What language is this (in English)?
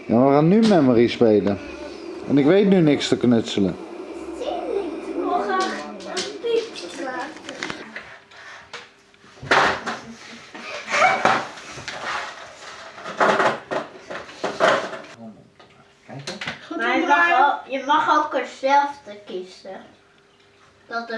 Dutch